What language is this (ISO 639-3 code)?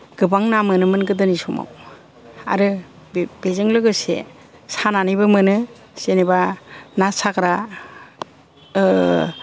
brx